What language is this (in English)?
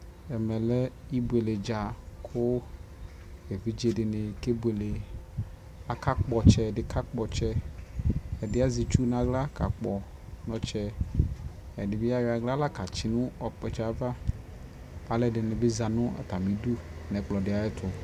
Ikposo